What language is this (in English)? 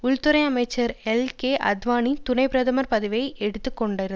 Tamil